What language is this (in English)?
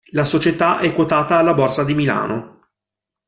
Italian